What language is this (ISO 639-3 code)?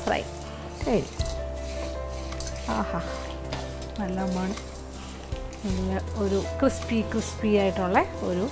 mal